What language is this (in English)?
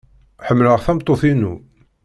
Kabyle